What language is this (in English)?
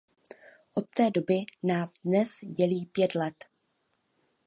Czech